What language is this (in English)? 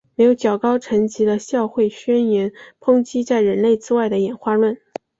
Chinese